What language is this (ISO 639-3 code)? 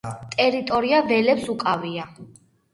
kat